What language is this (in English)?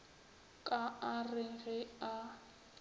Northern Sotho